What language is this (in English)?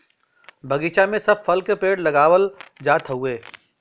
Bhojpuri